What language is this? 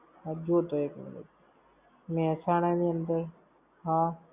Gujarati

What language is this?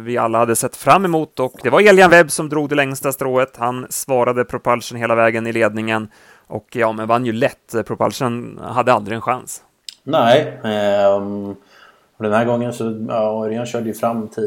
Swedish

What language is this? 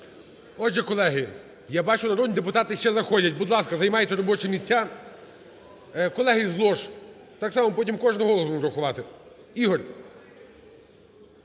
Ukrainian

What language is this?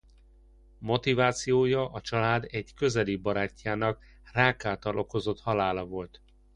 Hungarian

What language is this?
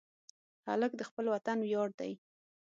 Pashto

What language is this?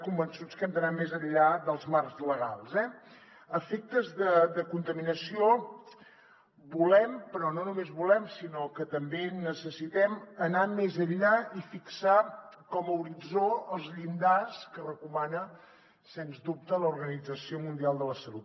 Catalan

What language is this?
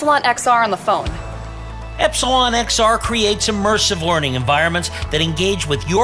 English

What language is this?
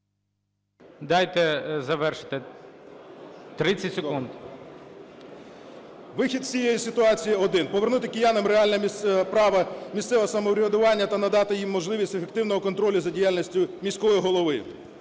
Ukrainian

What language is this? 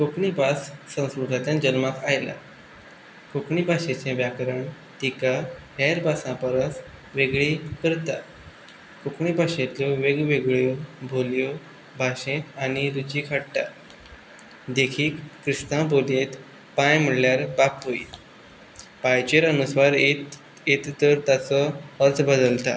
Konkani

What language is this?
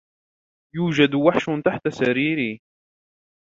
Arabic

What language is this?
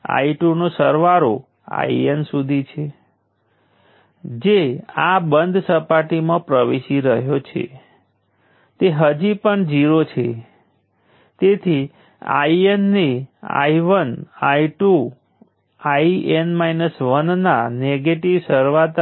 Gujarati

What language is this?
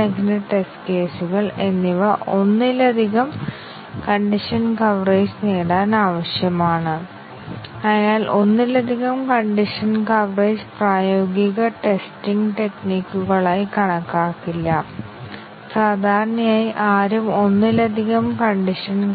Malayalam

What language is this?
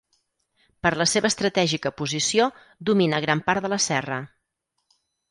Catalan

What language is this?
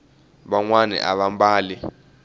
Tsonga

